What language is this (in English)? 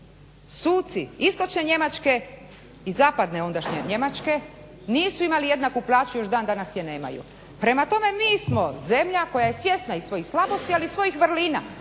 Croatian